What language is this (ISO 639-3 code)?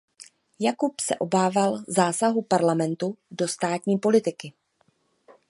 ces